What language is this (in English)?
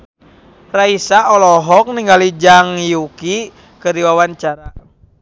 Sundanese